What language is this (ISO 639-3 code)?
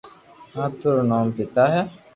lrk